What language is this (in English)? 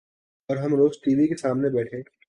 Urdu